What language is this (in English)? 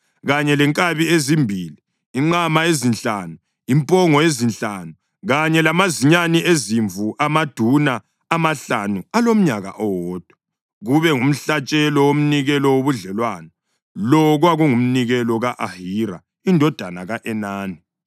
North Ndebele